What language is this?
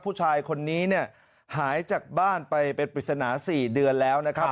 Thai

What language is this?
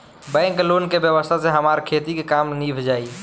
Bhojpuri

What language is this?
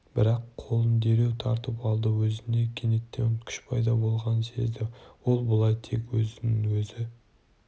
Kazakh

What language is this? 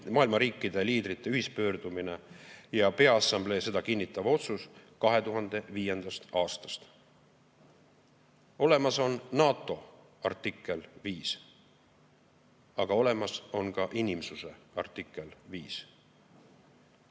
Estonian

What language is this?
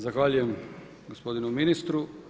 Croatian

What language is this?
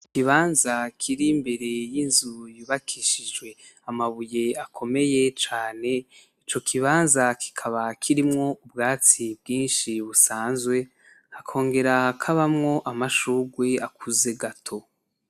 Rundi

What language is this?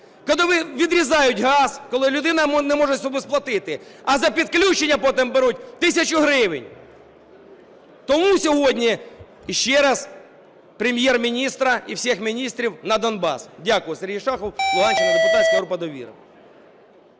Ukrainian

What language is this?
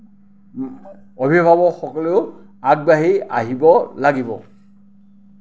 Assamese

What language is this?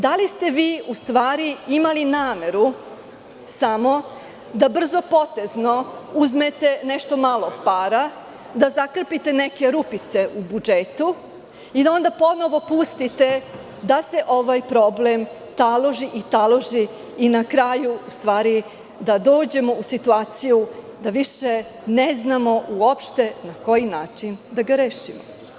Serbian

